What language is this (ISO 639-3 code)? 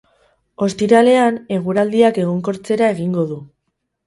eus